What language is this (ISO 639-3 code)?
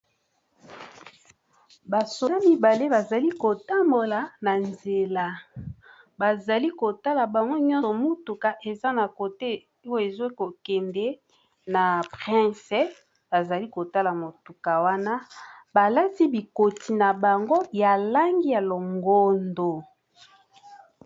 lin